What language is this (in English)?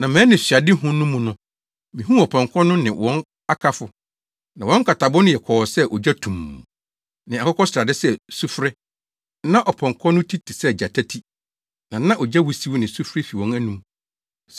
Akan